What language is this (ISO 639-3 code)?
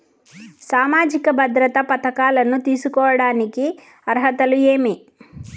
tel